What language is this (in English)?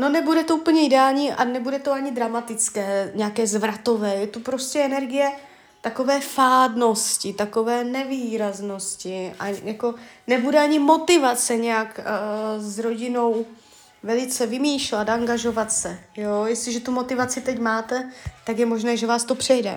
Czech